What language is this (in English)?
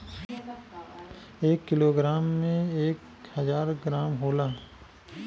Bhojpuri